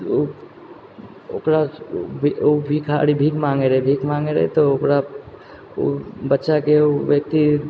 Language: Maithili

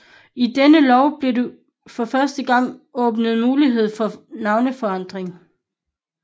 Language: Danish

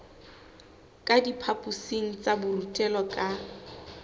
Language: Southern Sotho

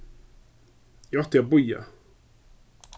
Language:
Faroese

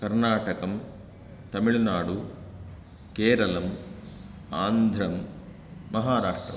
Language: Sanskrit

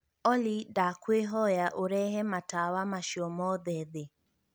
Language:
Kikuyu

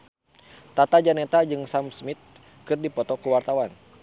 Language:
Sundanese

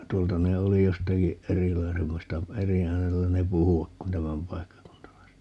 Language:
Finnish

